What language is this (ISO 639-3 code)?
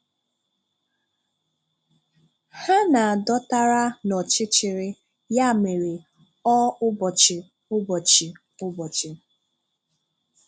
ibo